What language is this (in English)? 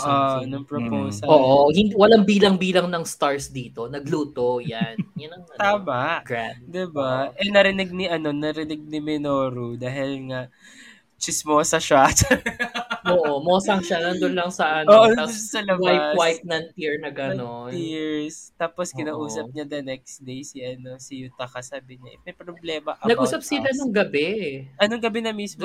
Filipino